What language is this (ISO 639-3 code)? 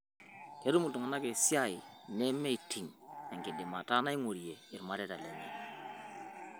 mas